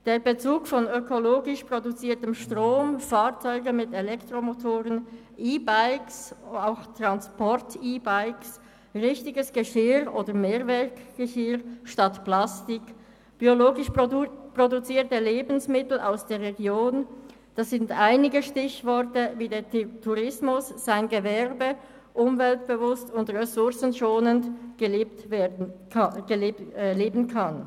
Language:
Swiss German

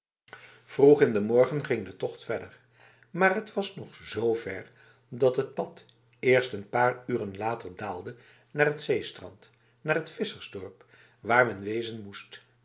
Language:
Dutch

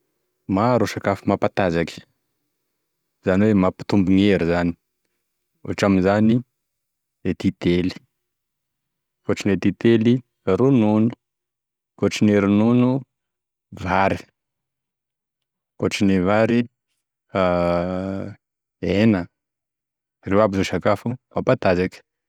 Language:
Tesaka Malagasy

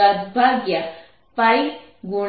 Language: Gujarati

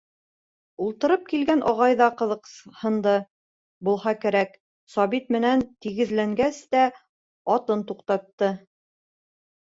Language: Bashkir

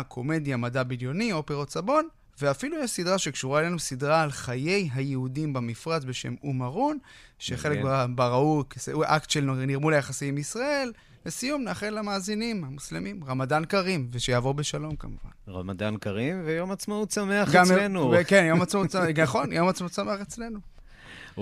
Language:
Hebrew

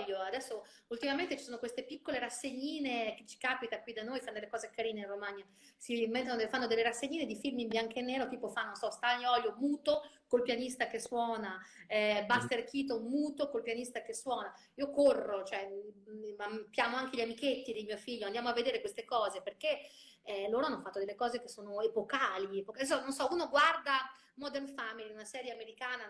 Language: Italian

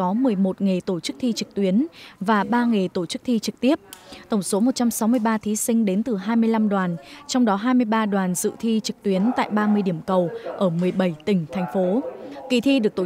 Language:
Vietnamese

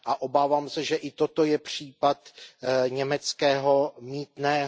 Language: Czech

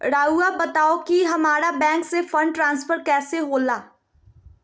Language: Magahi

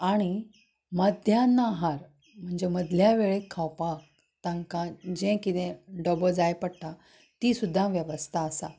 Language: Konkani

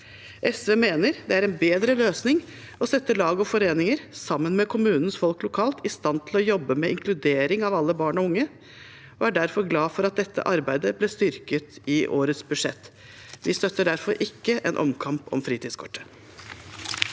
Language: Norwegian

